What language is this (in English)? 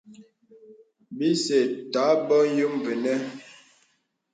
Bebele